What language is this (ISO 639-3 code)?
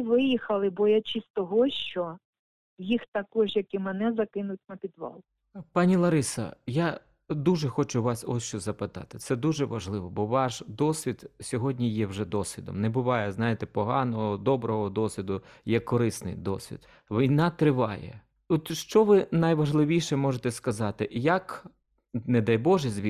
ukr